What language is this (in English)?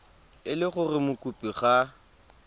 Tswana